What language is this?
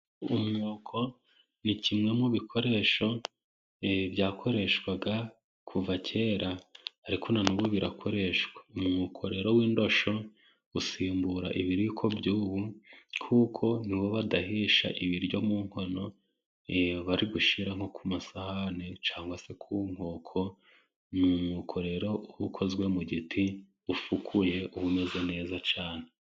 Kinyarwanda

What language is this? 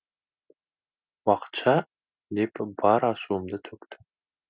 Kazakh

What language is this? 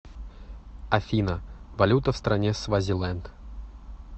Russian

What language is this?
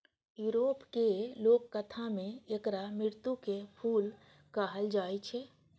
Maithili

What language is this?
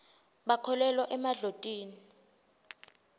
Swati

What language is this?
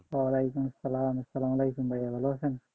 Bangla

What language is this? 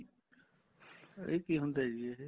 Punjabi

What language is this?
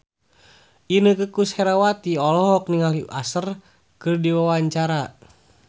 Sundanese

